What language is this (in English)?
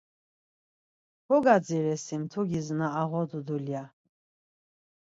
Laz